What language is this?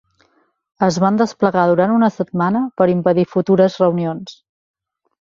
Catalan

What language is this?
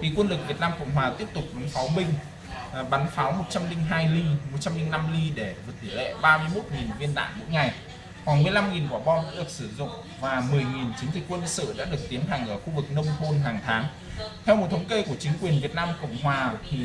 Vietnamese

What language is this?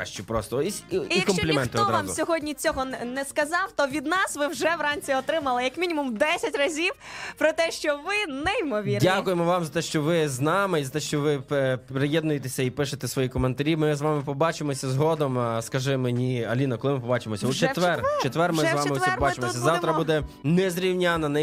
Ukrainian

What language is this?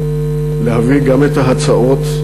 Hebrew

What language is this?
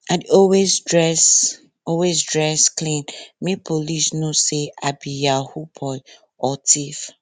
Nigerian Pidgin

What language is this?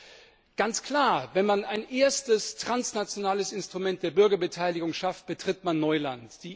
German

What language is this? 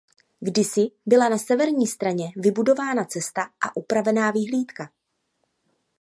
Czech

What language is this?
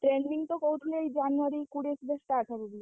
Odia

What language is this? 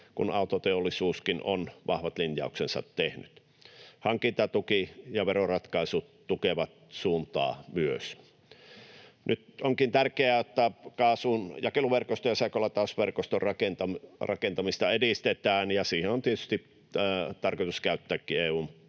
Finnish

